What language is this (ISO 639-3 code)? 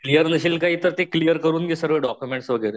mar